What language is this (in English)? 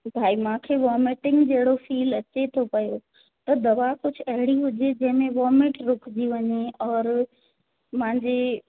Sindhi